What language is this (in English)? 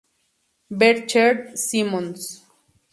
Spanish